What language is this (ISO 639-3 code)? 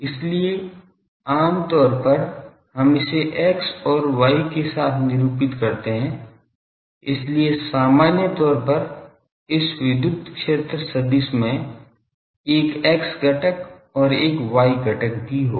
hin